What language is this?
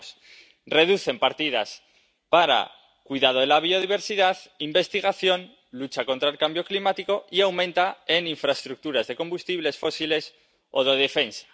Spanish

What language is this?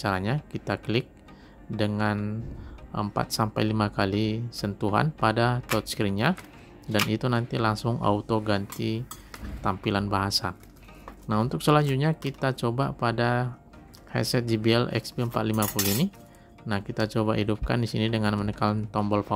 Indonesian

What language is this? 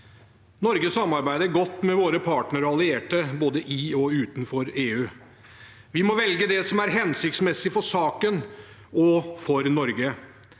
Norwegian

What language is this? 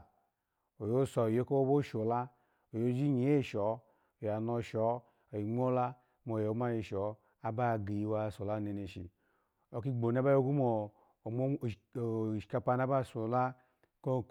Alago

